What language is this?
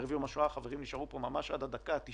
Hebrew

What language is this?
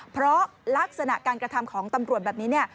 Thai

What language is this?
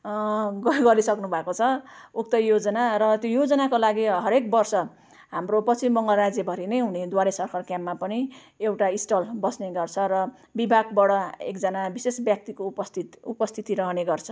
Nepali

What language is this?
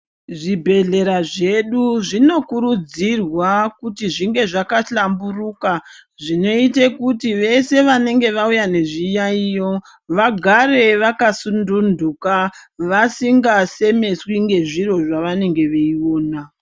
Ndau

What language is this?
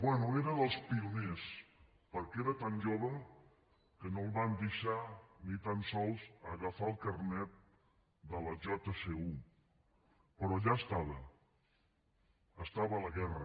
Catalan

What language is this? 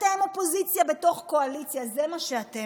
Hebrew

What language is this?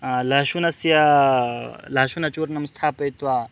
Sanskrit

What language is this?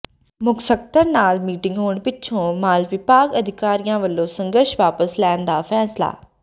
Punjabi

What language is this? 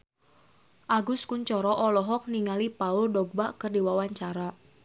Sundanese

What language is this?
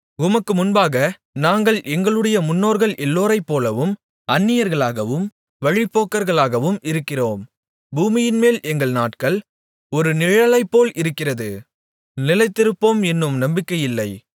Tamil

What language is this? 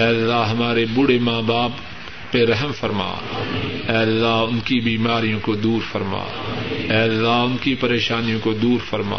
Urdu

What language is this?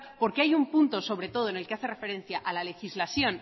Spanish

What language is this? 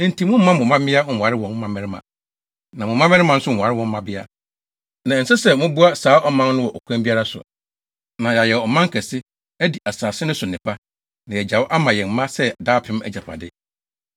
Akan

